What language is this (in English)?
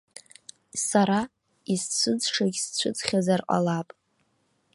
Abkhazian